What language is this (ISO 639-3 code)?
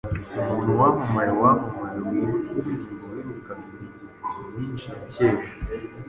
kin